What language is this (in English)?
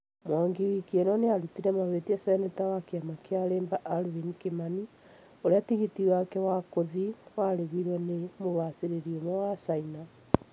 Kikuyu